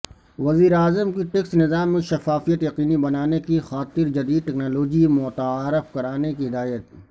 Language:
Urdu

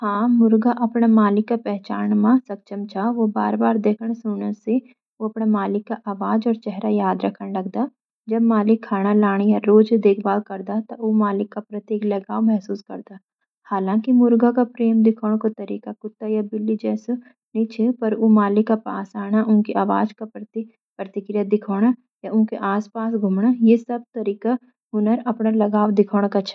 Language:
Garhwali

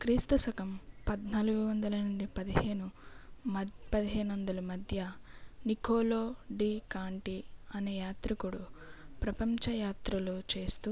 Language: Telugu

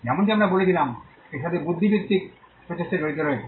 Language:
Bangla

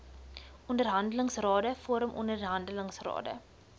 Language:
Afrikaans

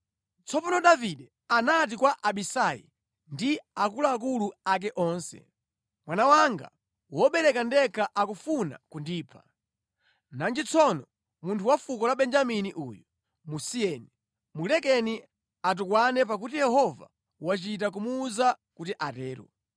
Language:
Nyanja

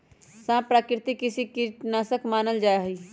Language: Magahi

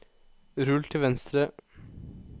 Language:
Norwegian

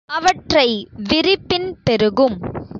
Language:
Tamil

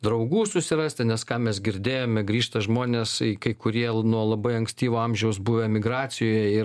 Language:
Lithuanian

